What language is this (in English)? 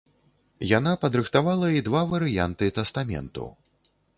Belarusian